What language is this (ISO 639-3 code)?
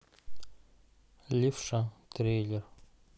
rus